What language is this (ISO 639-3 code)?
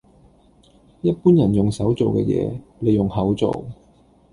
yue